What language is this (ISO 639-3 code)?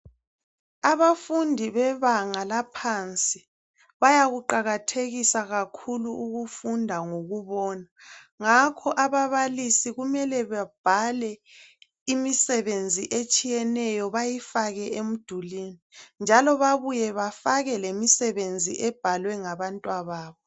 nde